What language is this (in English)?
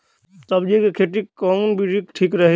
Bhojpuri